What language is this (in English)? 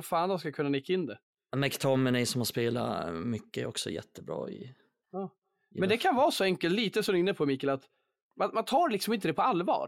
Swedish